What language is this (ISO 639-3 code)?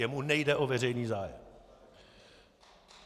ces